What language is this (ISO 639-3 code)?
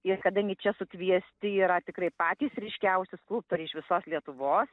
lit